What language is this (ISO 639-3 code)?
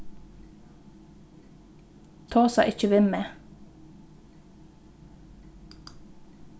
fao